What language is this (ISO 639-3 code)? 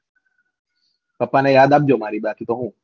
guj